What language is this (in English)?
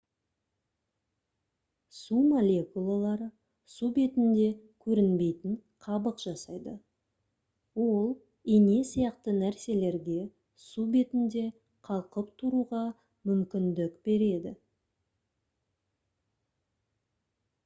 Kazakh